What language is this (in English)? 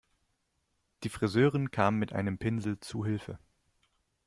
German